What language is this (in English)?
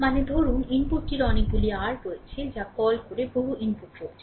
Bangla